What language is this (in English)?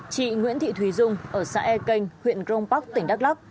Vietnamese